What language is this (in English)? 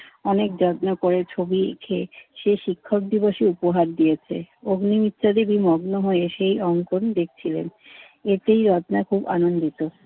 Bangla